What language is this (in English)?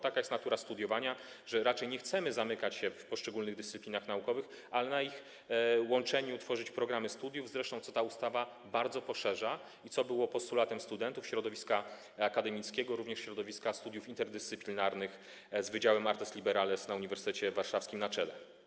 Polish